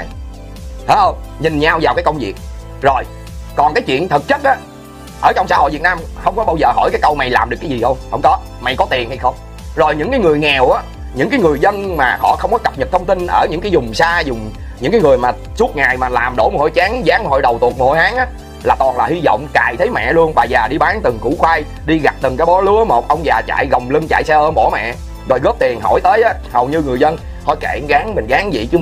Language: Vietnamese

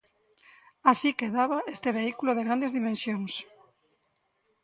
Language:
Galician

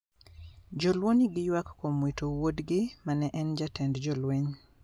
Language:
Luo (Kenya and Tanzania)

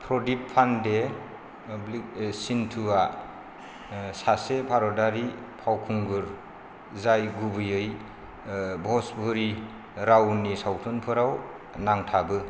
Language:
Bodo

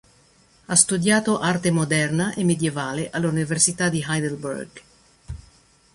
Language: Italian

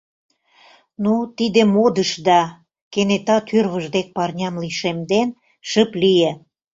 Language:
Mari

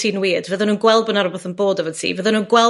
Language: Welsh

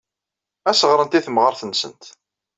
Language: Kabyle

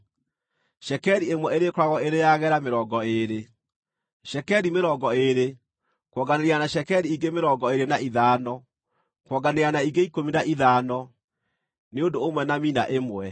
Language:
Kikuyu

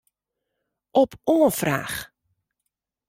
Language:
Western Frisian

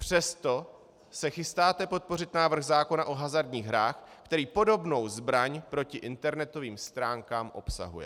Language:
Czech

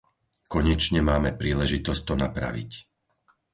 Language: Slovak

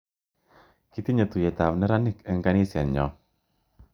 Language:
Kalenjin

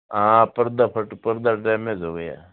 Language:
Hindi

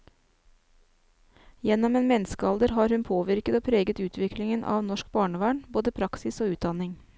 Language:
Norwegian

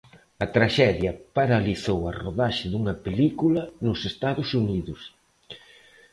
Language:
Galician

